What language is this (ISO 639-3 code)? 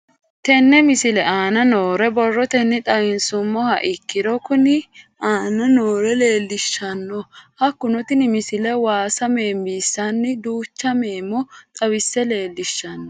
sid